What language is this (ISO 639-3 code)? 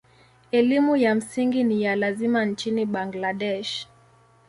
swa